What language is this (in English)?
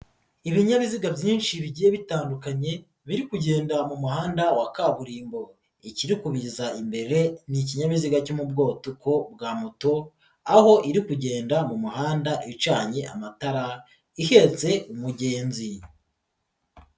Kinyarwanda